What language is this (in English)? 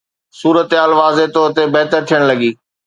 Sindhi